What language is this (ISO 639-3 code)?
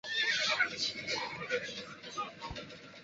zho